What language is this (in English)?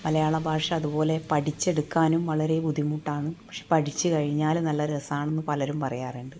Malayalam